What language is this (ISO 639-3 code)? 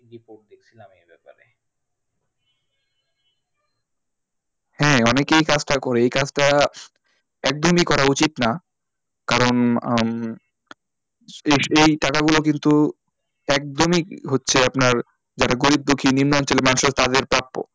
ben